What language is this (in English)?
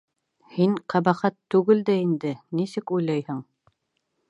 Bashkir